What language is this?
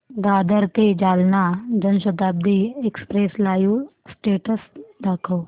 Marathi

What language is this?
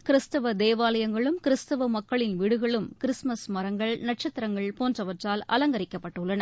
Tamil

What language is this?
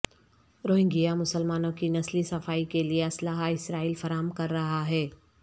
Urdu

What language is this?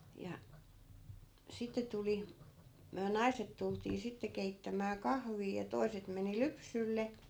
Finnish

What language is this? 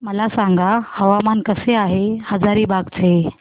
Marathi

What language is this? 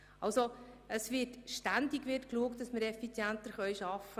Swiss German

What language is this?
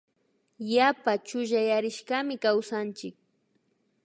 Imbabura Highland Quichua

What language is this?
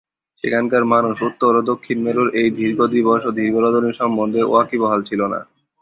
Bangla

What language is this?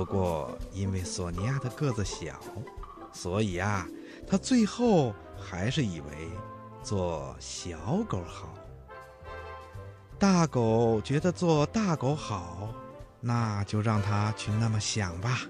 Chinese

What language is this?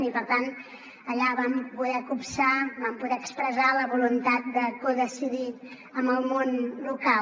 Catalan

